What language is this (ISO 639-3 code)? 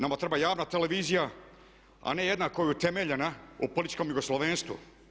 hrv